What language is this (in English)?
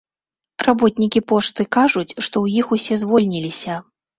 Belarusian